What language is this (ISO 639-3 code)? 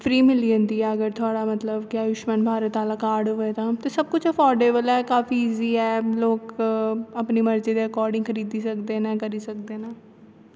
doi